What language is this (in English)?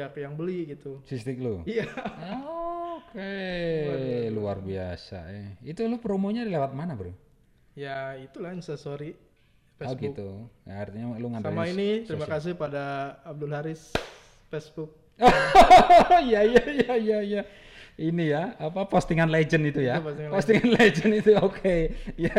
Indonesian